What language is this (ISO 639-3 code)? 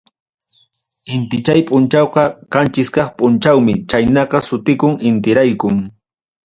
quy